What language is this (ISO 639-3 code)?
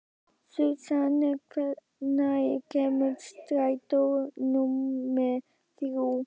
isl